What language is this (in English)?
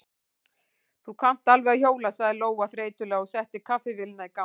Icelandic